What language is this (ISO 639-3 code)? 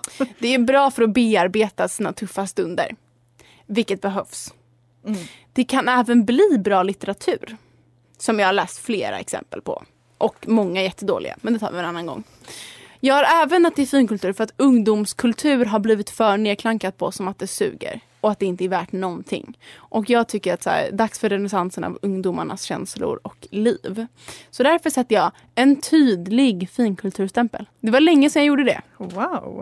swe